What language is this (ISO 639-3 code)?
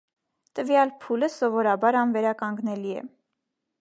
hye